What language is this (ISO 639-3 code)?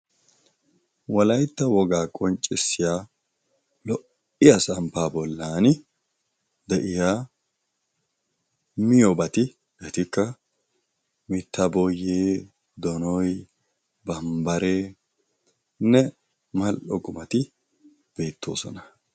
wal